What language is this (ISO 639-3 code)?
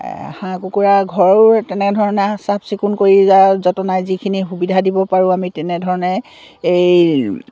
asm